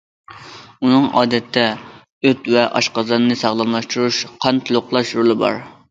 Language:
Uyghur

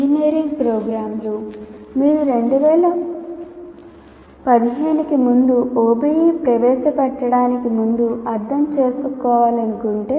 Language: Telugu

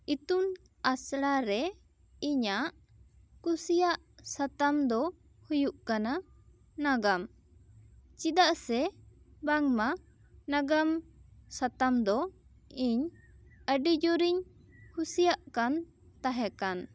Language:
Santali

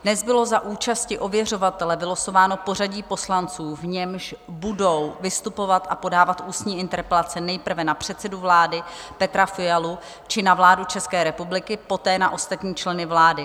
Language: Czech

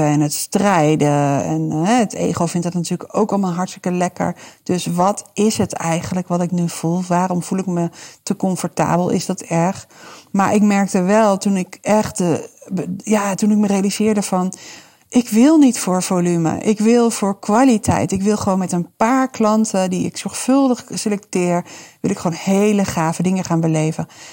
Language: Dutch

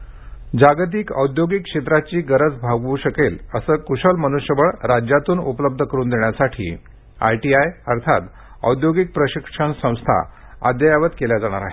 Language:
Marathi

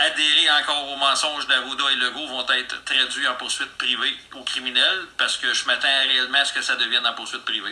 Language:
French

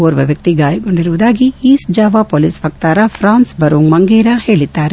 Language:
Kannada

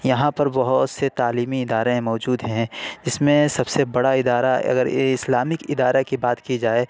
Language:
Urdu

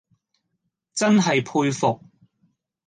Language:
Cantonese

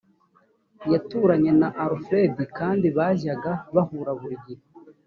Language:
Kinyarwanda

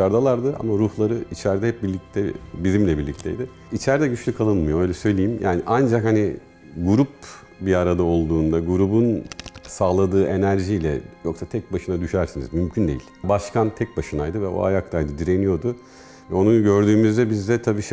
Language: Turkish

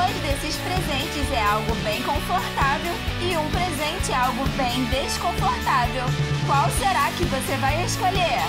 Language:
Portuguese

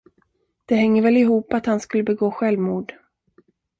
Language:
Swedish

